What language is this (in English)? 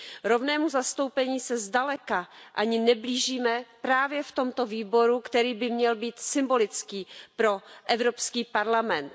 Czech